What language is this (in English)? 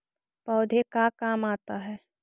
Magahi